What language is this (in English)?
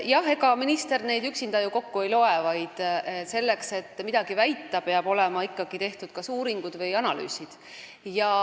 Estonian